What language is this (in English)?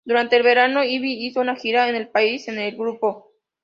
Spanish